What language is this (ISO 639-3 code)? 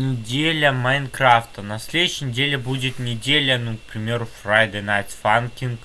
rus